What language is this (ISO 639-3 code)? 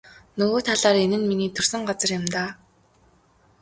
mon